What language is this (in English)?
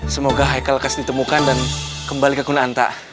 Indonesian